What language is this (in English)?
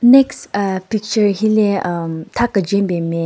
Southern Rengma Naga